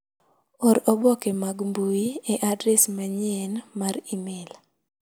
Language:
Luo (Kenya and Tanzania)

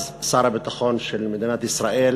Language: Hebrew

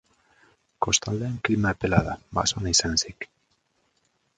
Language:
Basque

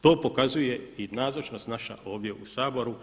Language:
Croatian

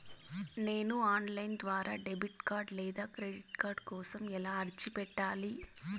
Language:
Telugu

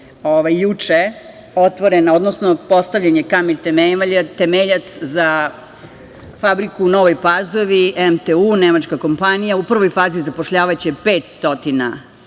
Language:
Serbian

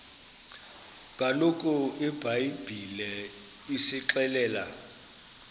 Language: Xhosa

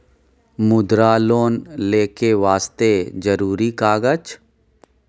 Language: Maithili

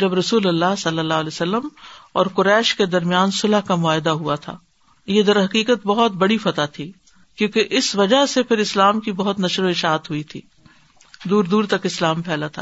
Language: Urdu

